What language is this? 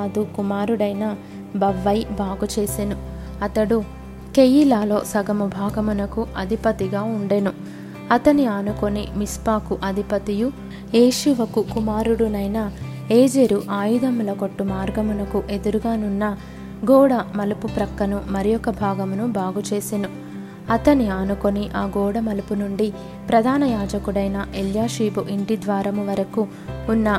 Telugu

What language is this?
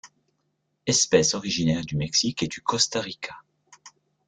French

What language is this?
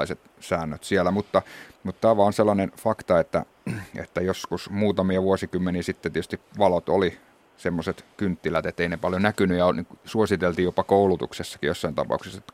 Finnish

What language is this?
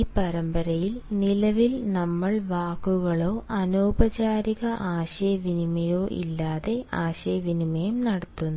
Malayalam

